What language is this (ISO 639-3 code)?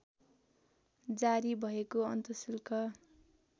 nep